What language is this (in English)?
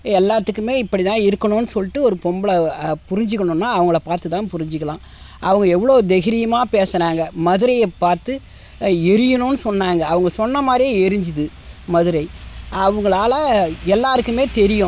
Tamil